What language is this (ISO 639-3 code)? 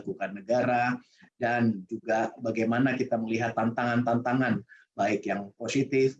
ind